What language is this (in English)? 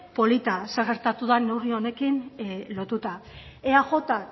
Basque